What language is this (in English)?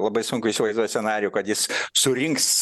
Lithuanian